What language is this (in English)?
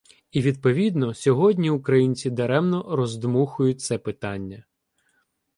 Ukrainian